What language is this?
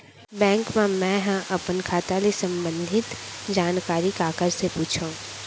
Chhattisgarhi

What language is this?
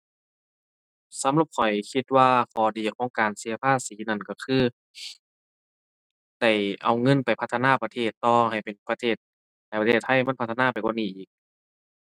Thai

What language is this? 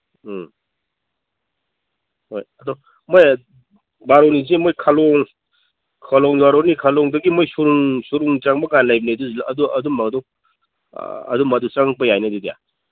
Manipuri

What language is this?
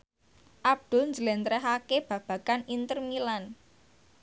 Javanese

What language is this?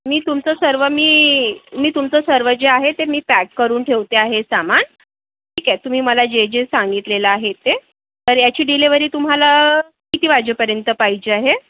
Marathi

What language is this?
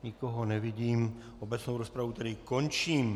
Czech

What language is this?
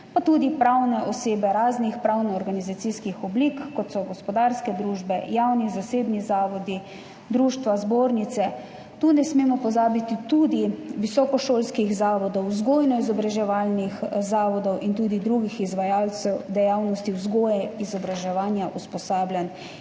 Slovenian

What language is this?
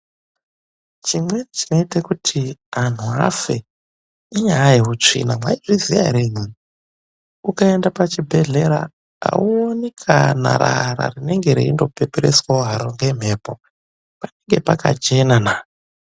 Ndau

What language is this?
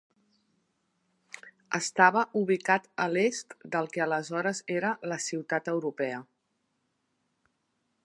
Catalan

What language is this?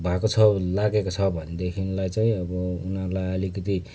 Nepali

